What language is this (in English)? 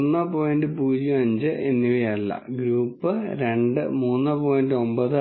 Malayalam